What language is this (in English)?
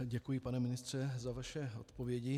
Czech